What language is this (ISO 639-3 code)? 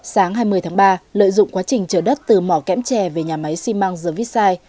vie